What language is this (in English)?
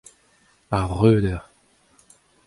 Breton